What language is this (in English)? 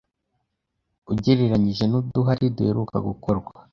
Kinyarwanda